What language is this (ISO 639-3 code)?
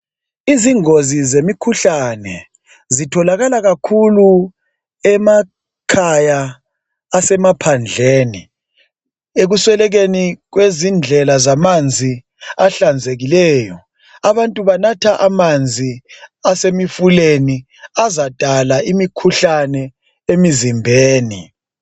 nde